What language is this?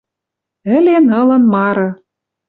Western Mari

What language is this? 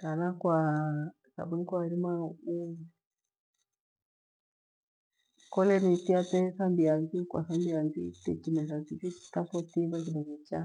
Gweno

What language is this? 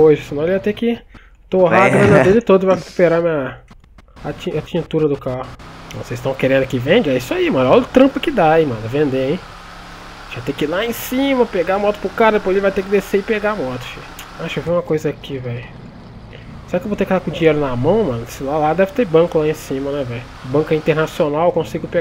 Portuguese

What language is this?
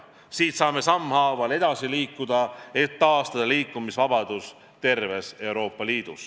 Estonian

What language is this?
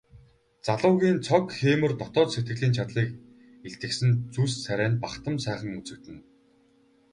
Mongolian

